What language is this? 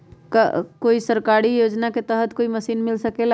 Magahi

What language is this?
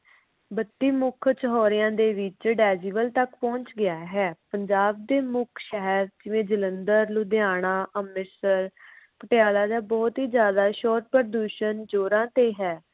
Punjabi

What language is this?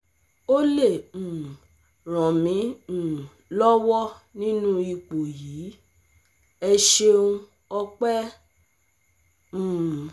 Yoruba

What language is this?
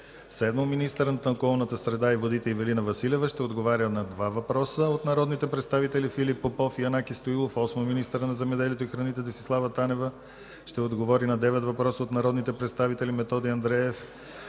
Bulgarian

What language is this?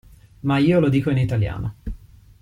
Italian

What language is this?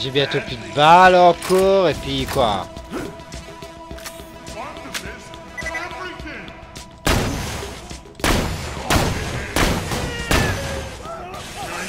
French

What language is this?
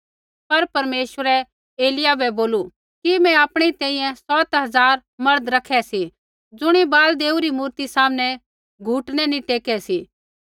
Kullu Pahari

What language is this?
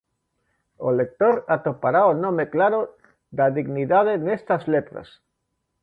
Galician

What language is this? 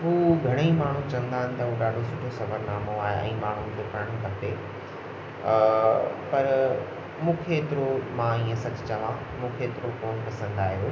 Sindhi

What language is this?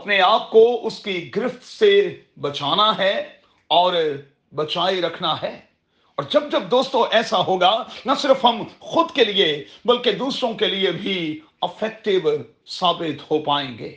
Urdu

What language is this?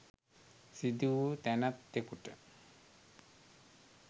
Sinhala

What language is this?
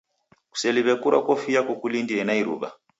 Taita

